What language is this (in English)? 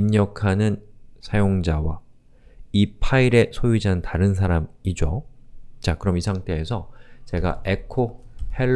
Korean